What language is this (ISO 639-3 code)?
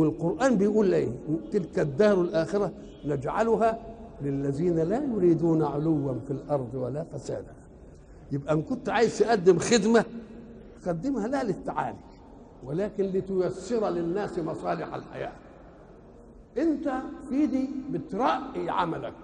ara